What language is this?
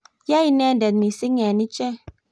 Kalenjin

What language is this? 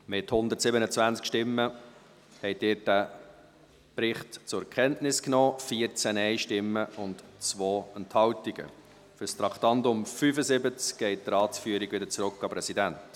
Swiss German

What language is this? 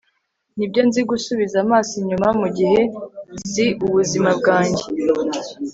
Kinyarwanda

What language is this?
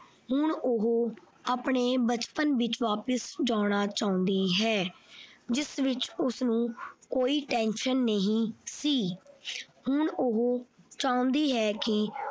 Punjabi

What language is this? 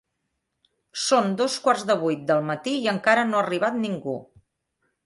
Catalan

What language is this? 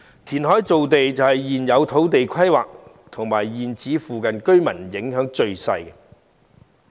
Cantonese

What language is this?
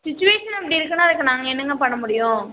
Tamil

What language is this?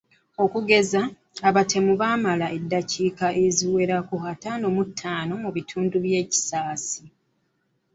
Ganda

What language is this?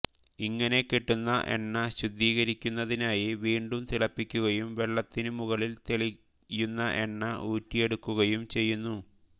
Malayalam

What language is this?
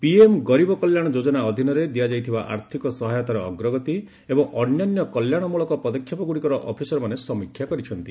Odia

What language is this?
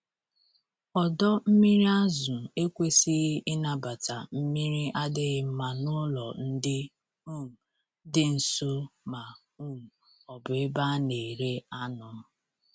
Igbo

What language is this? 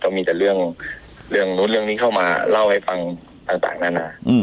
Thai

